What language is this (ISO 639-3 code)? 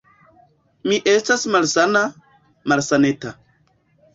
epo